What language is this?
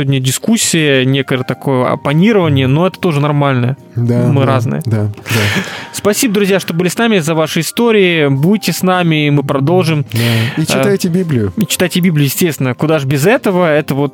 Russian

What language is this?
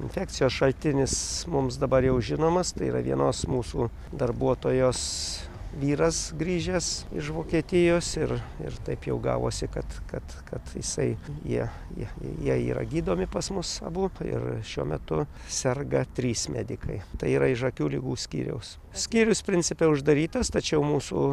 Lithuanian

